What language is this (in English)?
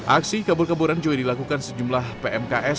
Indonesian